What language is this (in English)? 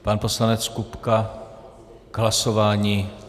Czech